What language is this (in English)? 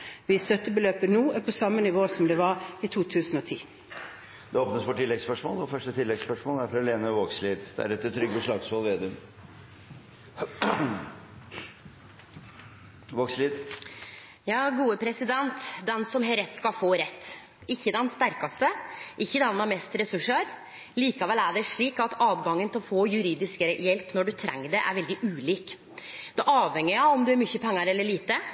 Norwegian